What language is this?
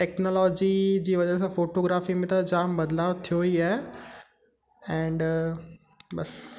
Sindhi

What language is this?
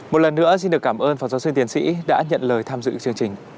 Vietnamese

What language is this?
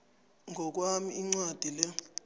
South Ndebele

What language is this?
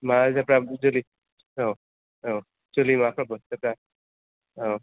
Bodo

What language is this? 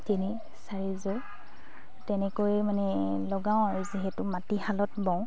Assamese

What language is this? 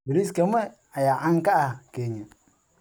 Somali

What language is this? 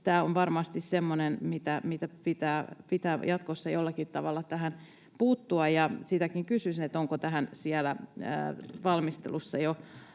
Finnish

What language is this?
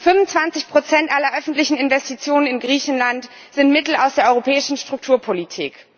German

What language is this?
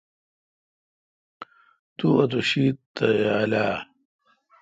Kalkoti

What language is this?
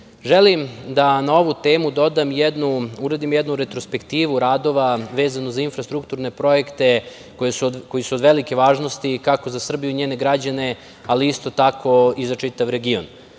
Serbian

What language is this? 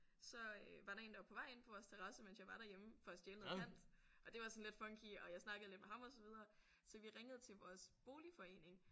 Danish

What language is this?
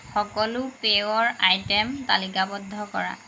Assamese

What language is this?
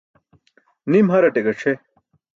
Burushaski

